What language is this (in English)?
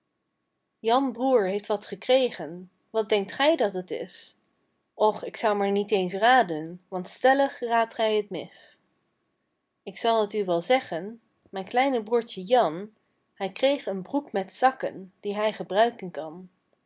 Dutch